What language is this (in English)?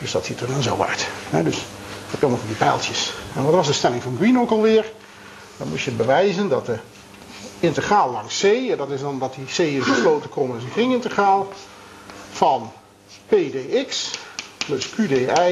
Dutch